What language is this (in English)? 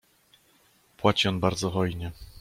Polish